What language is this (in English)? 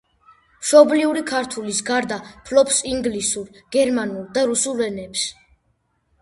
Georgian